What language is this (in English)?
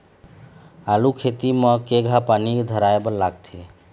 Chhattisgarhi